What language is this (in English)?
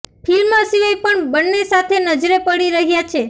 Gujarati